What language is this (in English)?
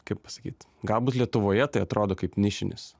Lithuanian